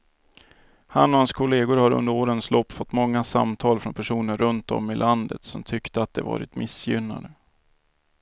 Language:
Swedish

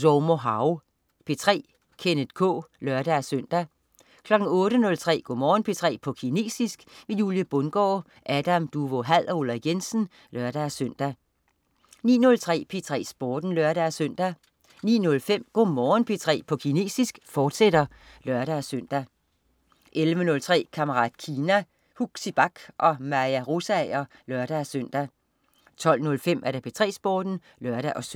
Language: Danish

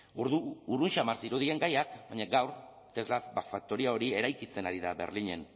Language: Basque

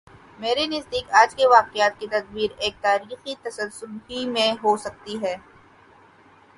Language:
Urdu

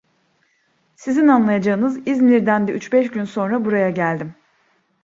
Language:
Turkish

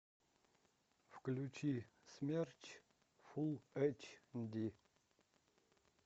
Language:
Russian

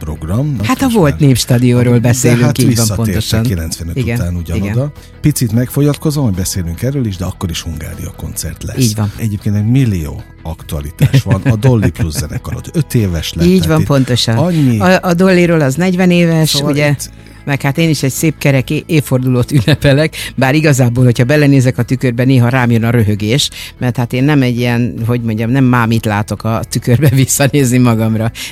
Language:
Hungarian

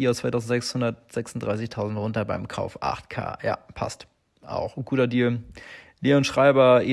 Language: German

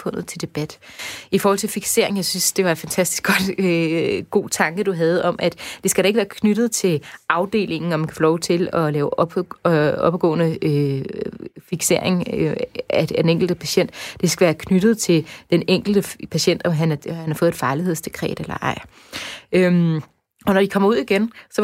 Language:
Danish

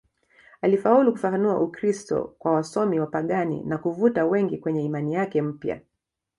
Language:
Swahili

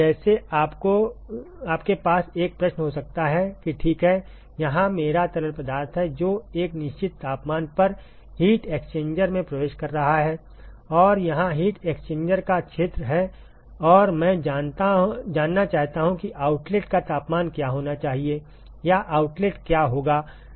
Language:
Hindi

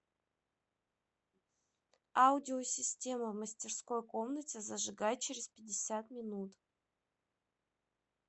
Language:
Russian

